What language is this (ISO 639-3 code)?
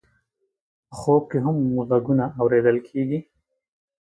pus